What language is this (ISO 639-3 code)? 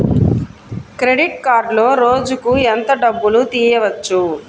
tel